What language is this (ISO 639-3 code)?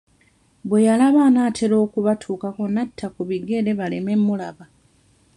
lug